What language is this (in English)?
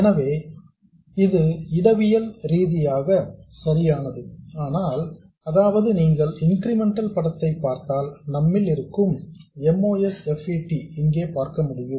Tamil